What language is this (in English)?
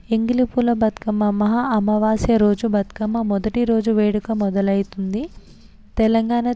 Telugu